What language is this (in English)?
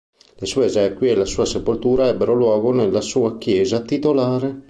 Italian